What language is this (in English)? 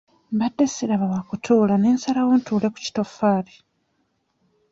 Ganda